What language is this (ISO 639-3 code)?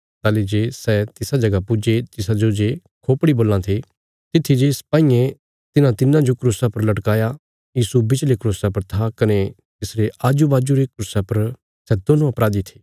kfs